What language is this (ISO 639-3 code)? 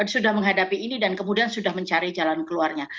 ind